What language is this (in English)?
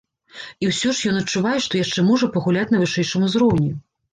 Belarusian